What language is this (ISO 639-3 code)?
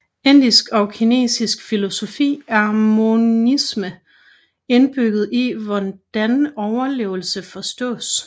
dan